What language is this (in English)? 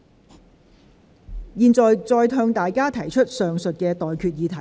Cantonese